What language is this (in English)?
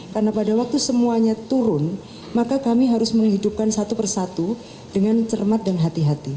Indonesian